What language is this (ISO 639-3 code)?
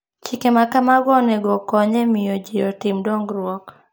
luo